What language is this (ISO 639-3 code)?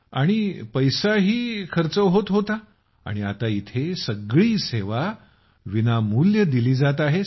mar